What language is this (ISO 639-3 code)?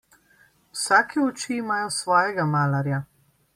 slv